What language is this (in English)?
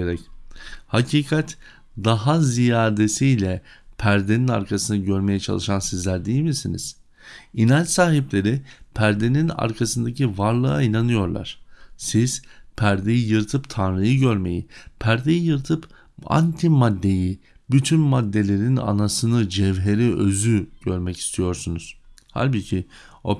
Turkish